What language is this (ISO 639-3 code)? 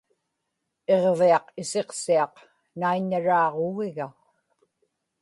ipk